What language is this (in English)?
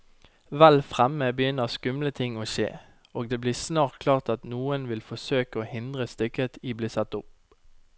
Norwegian